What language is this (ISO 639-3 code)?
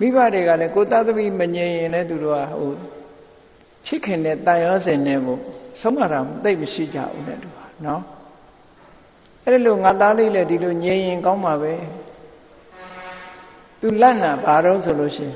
vie